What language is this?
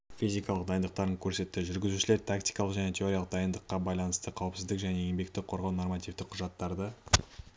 Kazakh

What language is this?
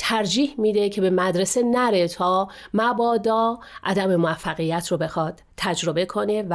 Persian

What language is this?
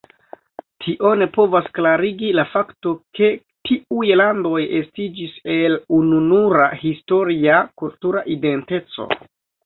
Esperanto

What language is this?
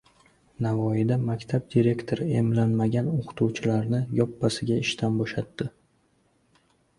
Uzbek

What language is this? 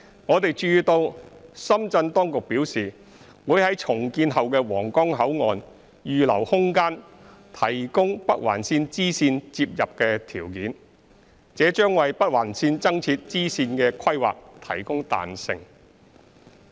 Cantonese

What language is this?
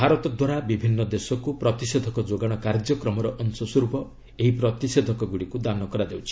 Odia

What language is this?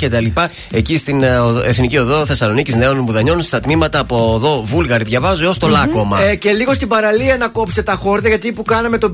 Greek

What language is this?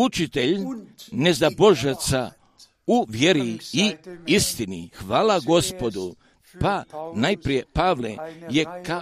Croatian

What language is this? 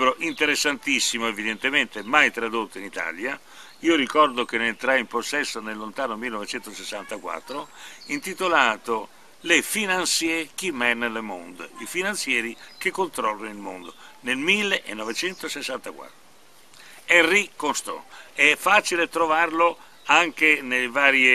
Italian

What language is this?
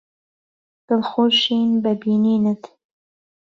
Central Kurdish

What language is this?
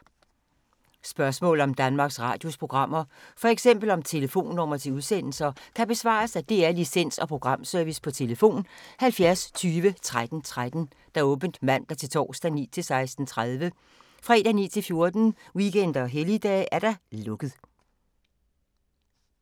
Danish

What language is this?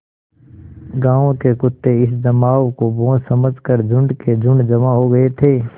Hindi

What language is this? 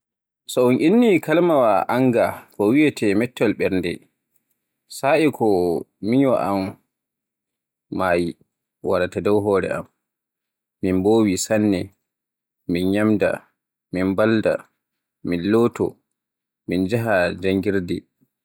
Borgu Fulfulde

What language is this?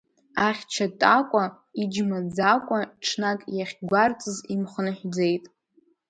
Abkhazian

